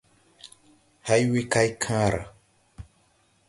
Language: Tupuri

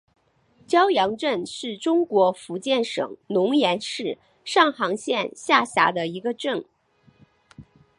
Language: Chinese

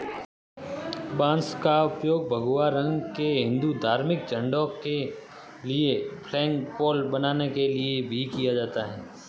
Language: Hindi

